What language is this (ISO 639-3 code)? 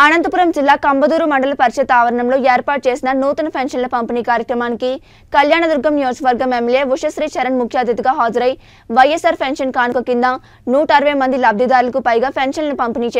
hin